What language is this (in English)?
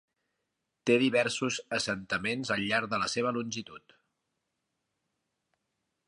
Catalan